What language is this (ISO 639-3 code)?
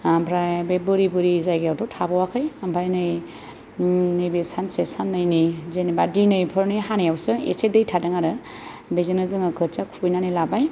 brx